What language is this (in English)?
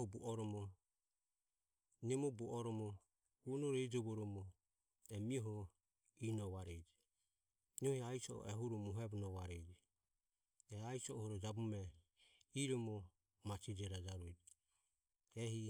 Ömie